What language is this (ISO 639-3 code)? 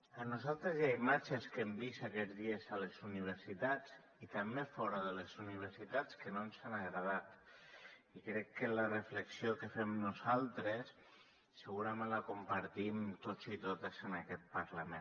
cat